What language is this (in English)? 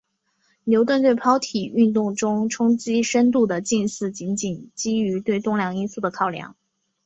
Chinese